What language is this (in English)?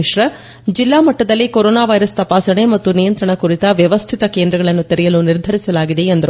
Kannada